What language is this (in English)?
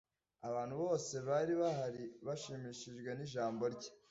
Kinyarwanda